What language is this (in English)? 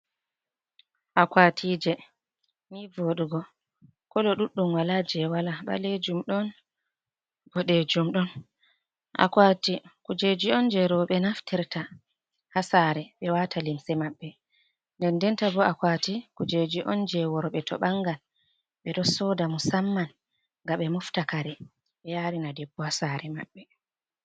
Fula